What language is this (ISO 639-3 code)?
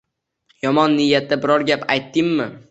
uzb